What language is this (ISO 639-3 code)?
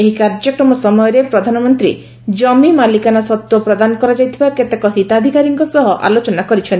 ori